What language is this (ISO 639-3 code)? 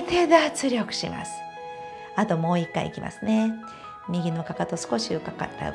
jpn